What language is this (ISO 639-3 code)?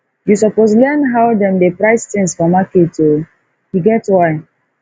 pcm